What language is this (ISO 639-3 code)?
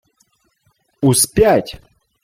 ukr